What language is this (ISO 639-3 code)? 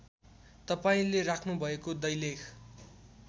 nep